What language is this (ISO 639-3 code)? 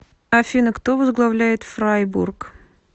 rus